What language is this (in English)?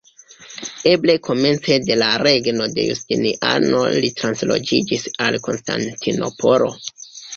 Esperanto